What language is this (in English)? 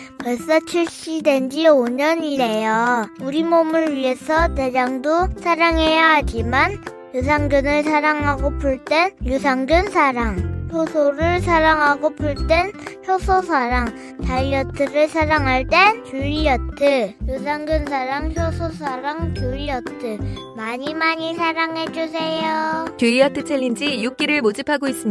Korean